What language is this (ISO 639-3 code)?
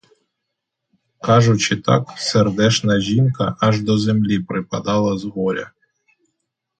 ukr